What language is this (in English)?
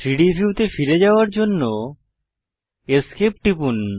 Bangla